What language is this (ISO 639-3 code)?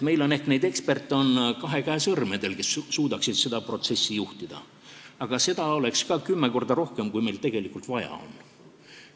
est